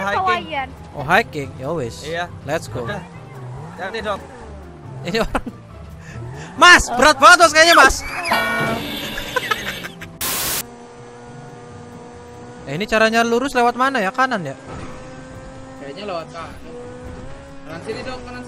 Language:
Indonesian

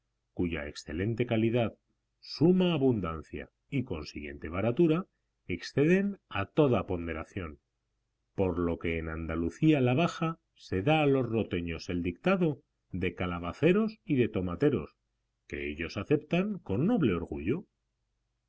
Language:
Spanish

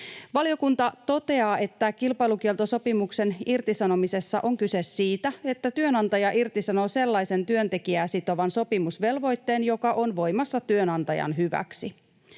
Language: Finnish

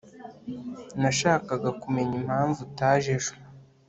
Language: Kinyarwanda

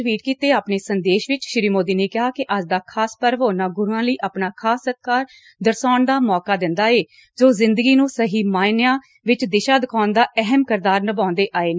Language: Punjabi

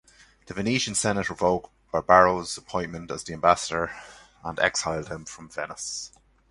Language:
English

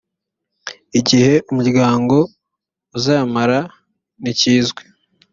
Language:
Kinyarwanda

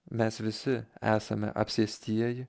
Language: Lithuanian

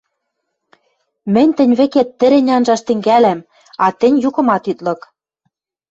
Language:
Western Mari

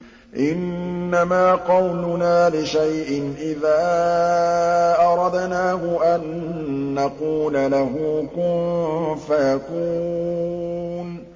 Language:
Arabic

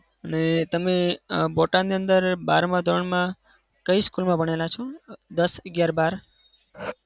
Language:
Gujarati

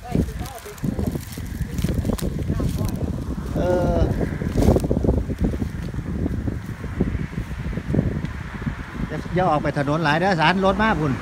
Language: Thai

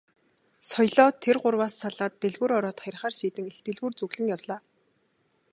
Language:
Mongolian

